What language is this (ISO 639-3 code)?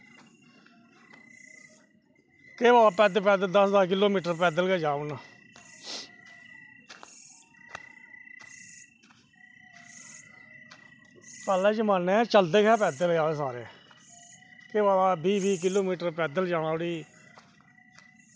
doi